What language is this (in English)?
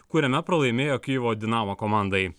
Lithuanian